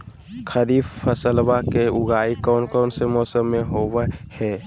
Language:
Magahi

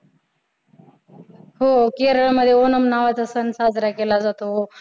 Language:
Marathi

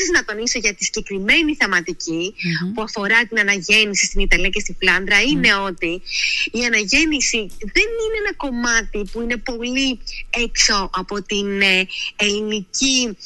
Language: Greek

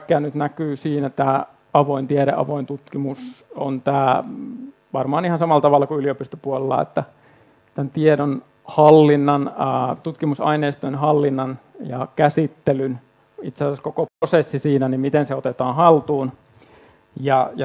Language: Finnish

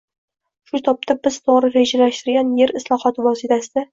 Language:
Uzbek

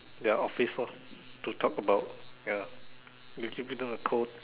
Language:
English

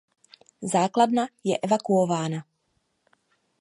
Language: Czech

